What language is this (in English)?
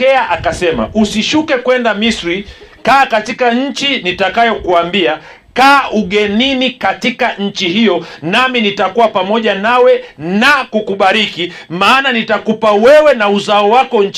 Swahili